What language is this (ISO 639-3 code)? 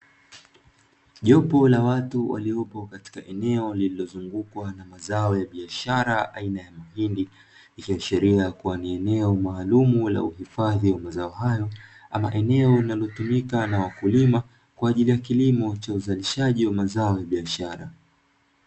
swa